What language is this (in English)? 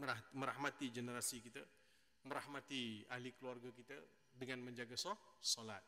Malay